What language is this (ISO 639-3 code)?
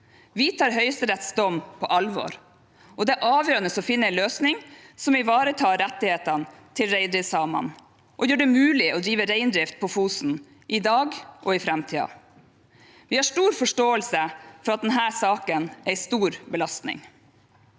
nor